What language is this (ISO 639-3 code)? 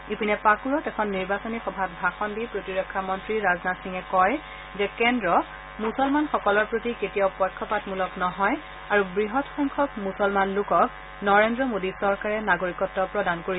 asm